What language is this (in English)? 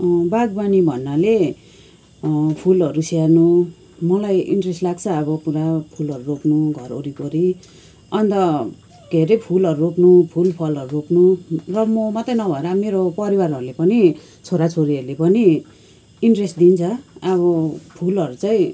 Nepali